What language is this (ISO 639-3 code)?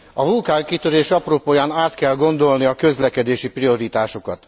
hun